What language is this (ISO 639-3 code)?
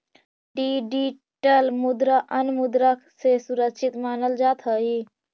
mag